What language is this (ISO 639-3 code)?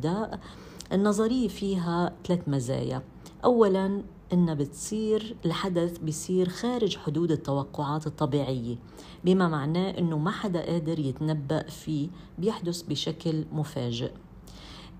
ara